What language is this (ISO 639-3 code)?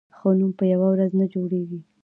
pus